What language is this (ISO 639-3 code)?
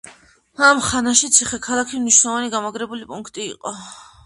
kat